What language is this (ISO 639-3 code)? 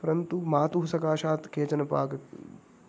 san